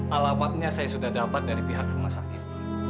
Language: Indonesian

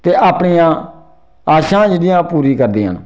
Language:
Dogri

